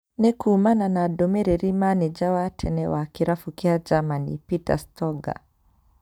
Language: Kikuyu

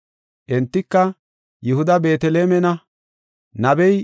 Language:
Gofa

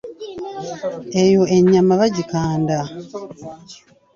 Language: Ganda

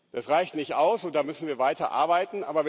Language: German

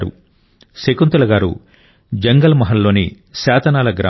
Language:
Telugu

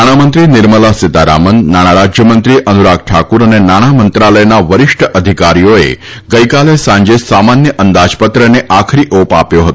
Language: Gujarati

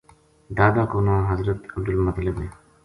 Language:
Gujari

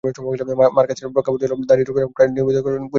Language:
Bangla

